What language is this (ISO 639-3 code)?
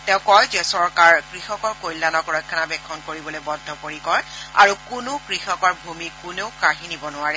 asm